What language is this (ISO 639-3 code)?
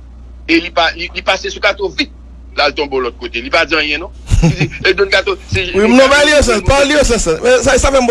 fra